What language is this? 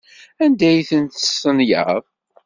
Kabyle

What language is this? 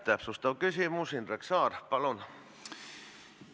Estonian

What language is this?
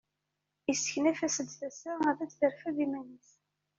Kabyle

